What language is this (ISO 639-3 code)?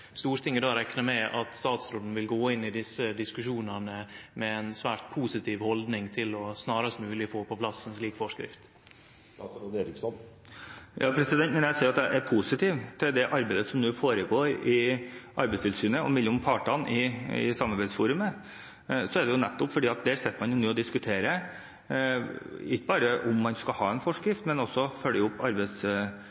nor